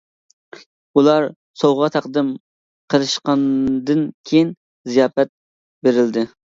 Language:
Uyghur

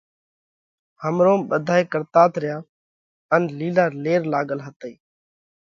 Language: Parkari Koli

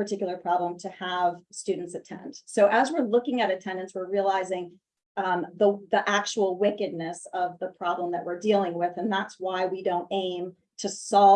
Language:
English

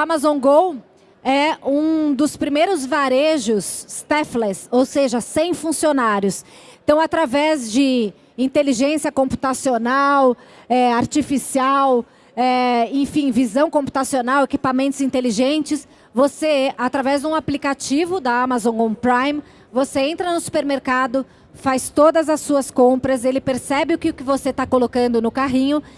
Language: Portuguese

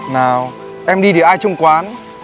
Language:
Vietnamese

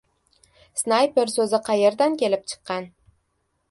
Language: Uzbek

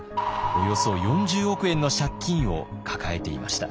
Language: Japanese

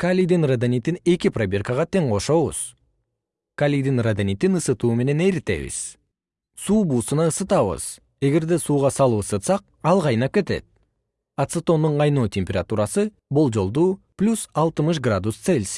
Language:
Kyrgyz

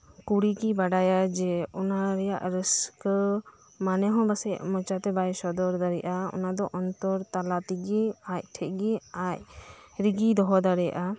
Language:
Santali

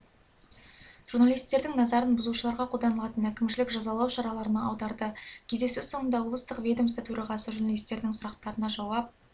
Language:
Kazakh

